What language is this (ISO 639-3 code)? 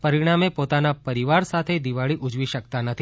guj